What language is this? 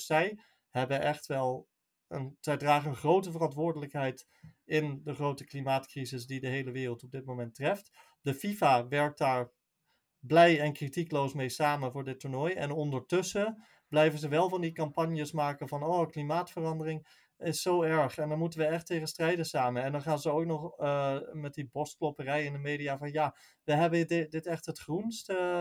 Dutch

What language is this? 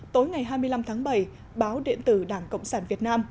Vietnamese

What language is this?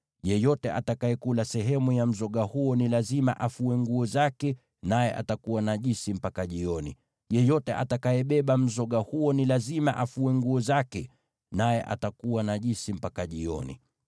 Swahili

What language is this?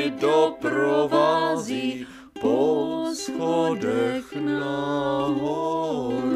Czech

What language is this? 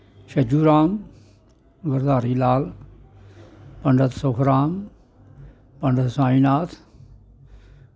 Dogri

